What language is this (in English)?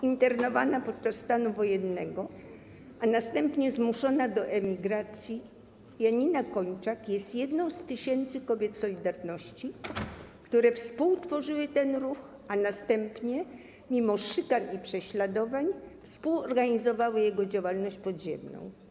Polish